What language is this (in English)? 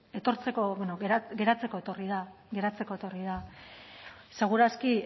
Basque